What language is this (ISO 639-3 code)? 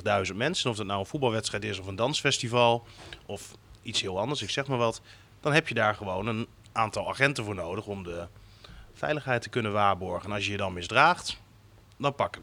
nld